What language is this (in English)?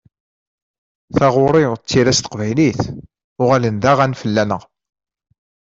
Kabyle